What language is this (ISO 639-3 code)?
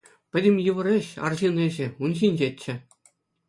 chv